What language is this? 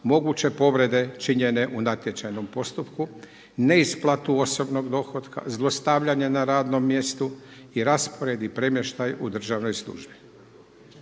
Croatian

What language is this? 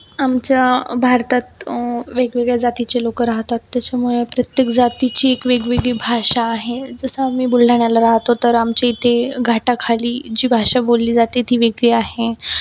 Marathi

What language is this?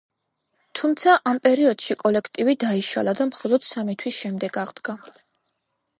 Georgian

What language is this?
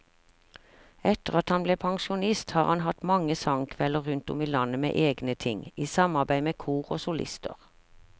Norwegian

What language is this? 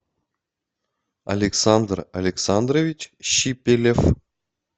Russian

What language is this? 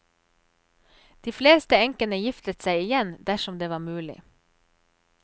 Norwegian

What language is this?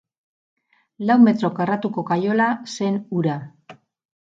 Basque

